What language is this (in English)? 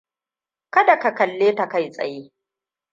Hausa